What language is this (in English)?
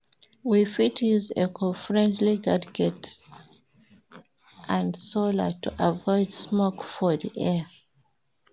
Nigerian Pidgin